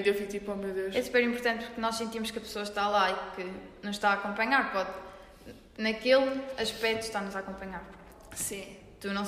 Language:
Portuguese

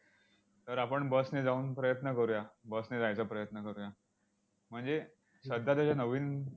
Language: Marathi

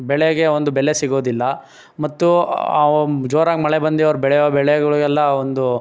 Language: Kannada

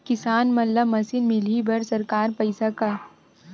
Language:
Chhattisgarhi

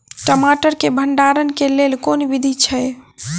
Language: Maithili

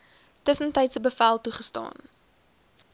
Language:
Afrikaans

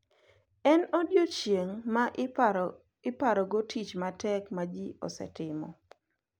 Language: Luo (Kenya and Tanzania)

